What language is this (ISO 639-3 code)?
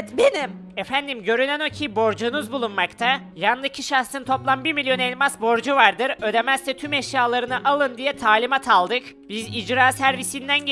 tur